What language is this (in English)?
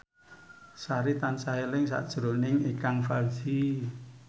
Javanese